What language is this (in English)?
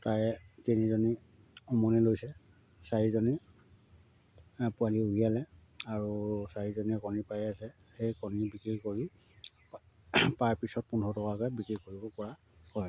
Assamese